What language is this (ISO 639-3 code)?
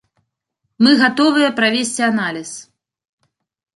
bel